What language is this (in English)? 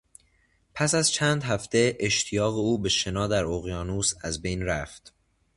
Persian